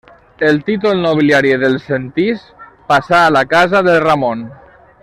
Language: Catalan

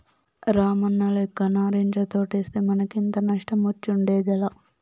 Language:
Telugu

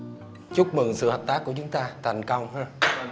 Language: Vietnamese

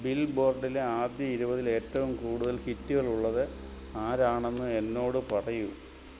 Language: Malayalam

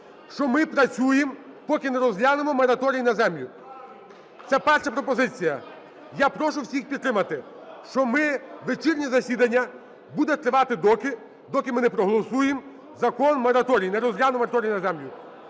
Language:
Ukrainian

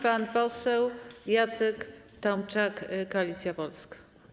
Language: Polish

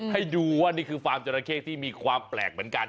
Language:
Thai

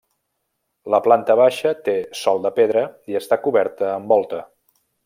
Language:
Catalan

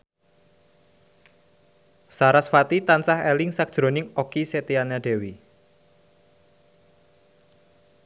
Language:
Javanese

